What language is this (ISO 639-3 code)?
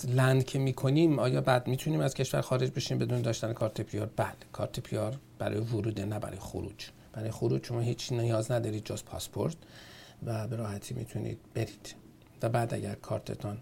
fas